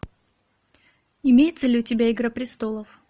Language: Russian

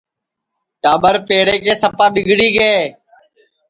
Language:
Sansi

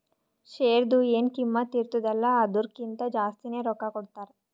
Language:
Kannada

